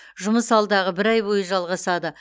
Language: Kazakh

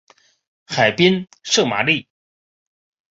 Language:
Chinese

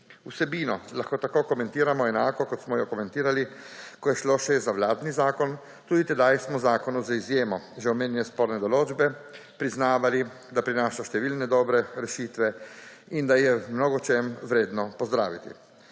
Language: Slovenian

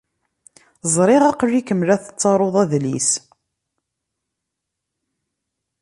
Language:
Kabyle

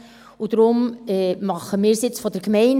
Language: Swiss German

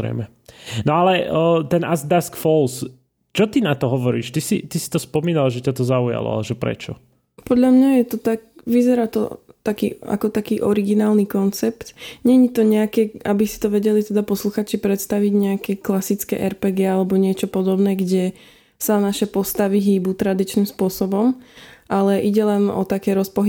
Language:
Slovak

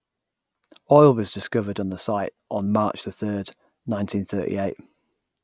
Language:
English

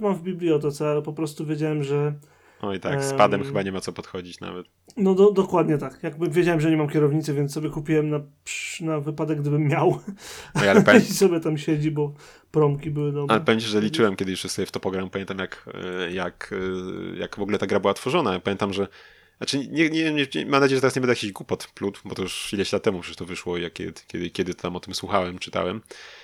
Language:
Polish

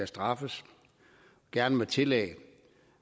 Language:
Danish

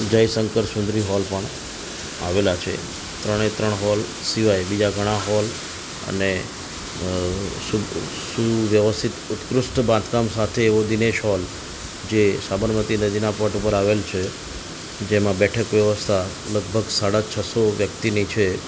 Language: Gujarati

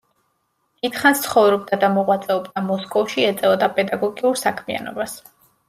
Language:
Georgian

